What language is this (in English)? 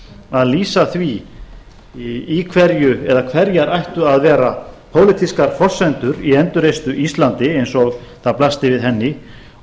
Icelandic